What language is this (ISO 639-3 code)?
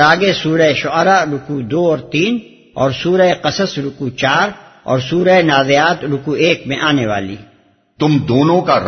urd